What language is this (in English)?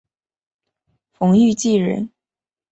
Chinese